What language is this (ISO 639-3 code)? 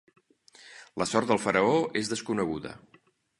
cat